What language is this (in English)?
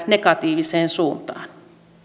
Finnish